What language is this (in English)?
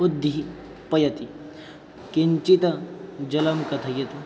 Sanskrit